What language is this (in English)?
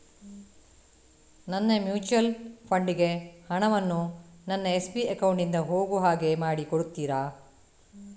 Kannada